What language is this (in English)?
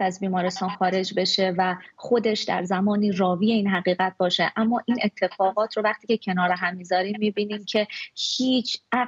Persian